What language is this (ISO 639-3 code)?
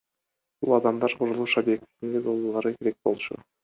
kir